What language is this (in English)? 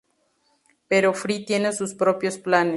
Spanish